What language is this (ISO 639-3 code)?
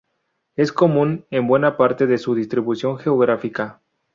spa